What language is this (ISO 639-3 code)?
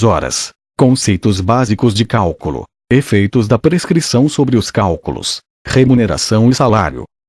por